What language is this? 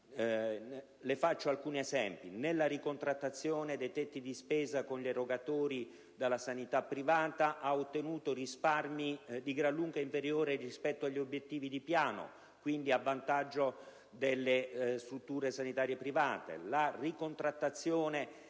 Italian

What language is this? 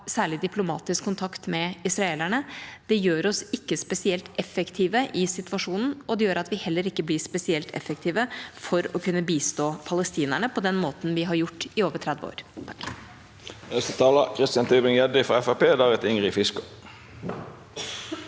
Norwegian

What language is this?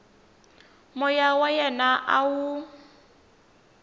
Tsonga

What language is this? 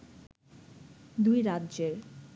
Bangla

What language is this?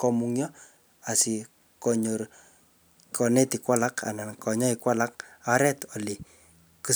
Kalenjin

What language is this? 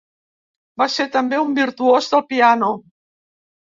Catalan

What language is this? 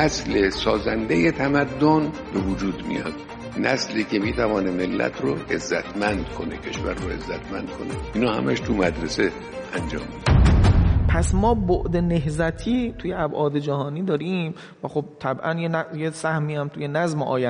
Persian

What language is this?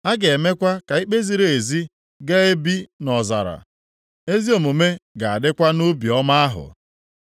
Igbo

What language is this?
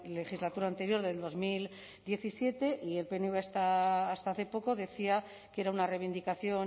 Spanish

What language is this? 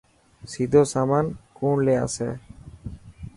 Dhatki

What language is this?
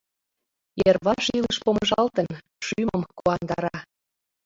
Mari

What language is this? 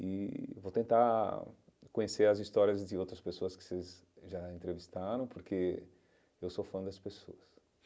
Portuguese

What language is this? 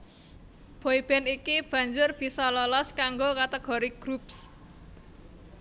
Javanese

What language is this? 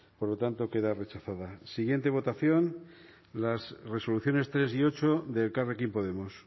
Spanish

